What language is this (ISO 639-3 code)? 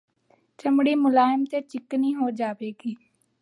pan